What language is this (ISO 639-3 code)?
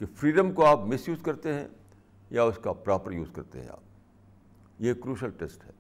urd